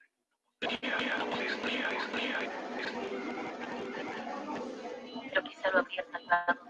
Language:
Spanish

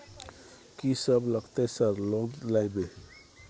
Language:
Maithili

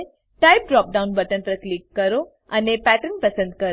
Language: Gujarati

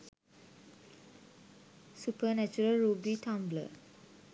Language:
Sinhala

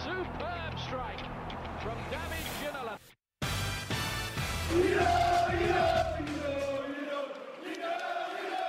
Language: Swedish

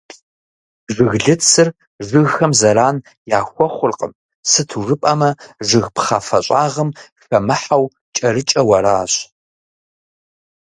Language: Kabardian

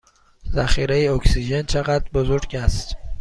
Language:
Persian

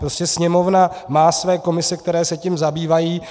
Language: Czech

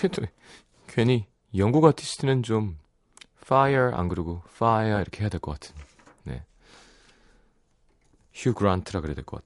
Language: Korean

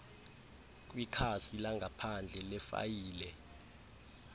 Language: Xhosa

